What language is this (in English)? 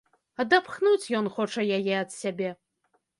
Belarusian